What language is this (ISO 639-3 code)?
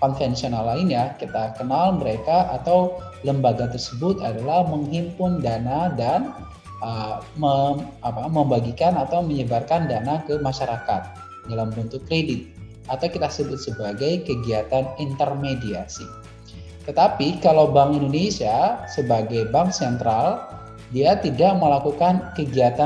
ind